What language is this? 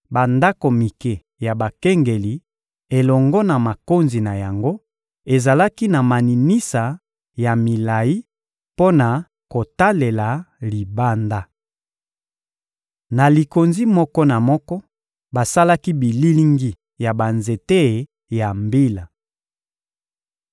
Lingala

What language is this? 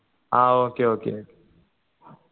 Malayalam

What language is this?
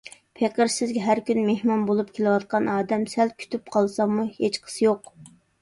Uyghur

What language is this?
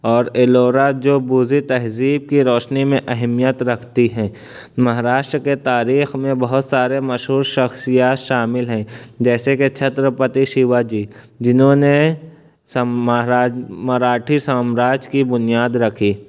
Urdu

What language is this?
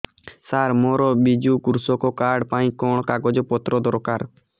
Odia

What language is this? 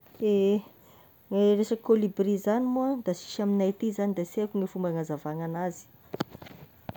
Tesaka Malagasy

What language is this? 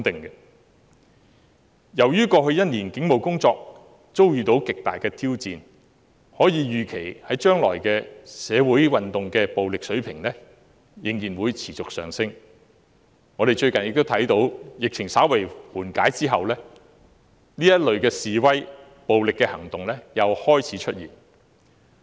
Cantonese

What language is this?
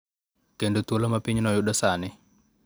Luo (Kenya and Tanzania)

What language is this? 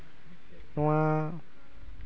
Santali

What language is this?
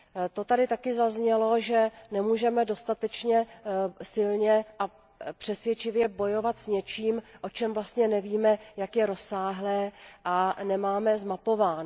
Czech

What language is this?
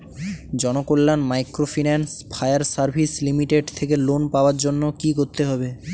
Bangla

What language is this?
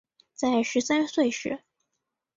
Chinese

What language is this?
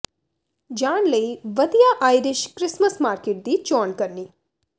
Punjabi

